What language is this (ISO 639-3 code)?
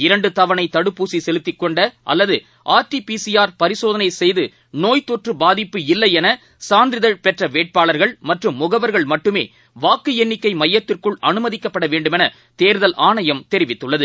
tam